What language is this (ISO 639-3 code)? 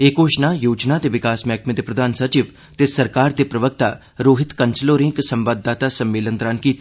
doi